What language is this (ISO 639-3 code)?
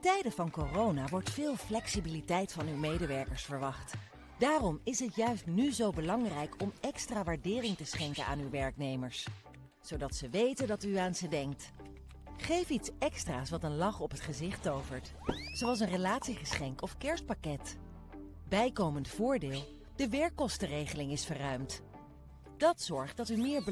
nld